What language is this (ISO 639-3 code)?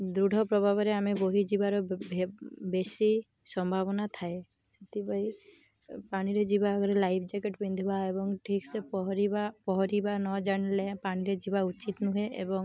ori